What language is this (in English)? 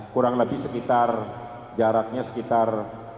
Indonesian